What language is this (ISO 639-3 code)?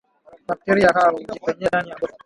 swa